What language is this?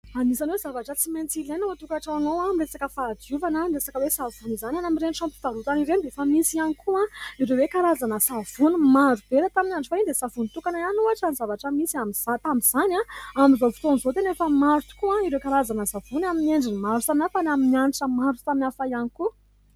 Malagasy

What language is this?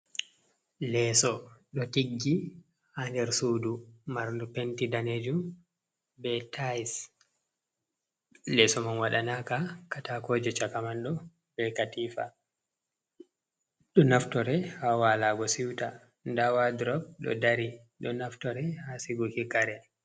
Fula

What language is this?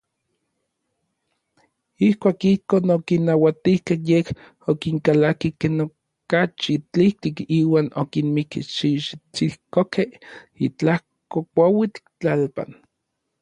Orizaba Nahuatl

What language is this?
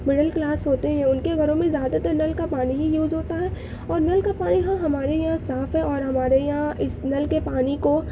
Urdu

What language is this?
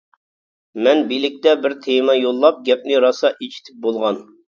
Uyghur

